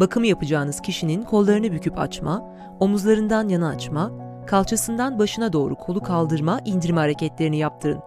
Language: Turkish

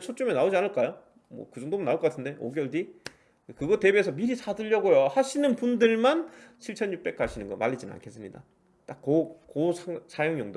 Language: Korean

